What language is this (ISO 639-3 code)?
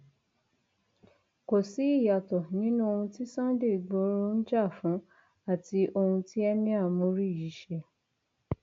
yor